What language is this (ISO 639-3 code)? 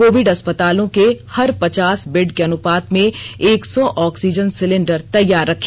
hin